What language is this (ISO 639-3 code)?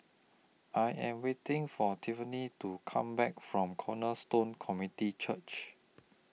eng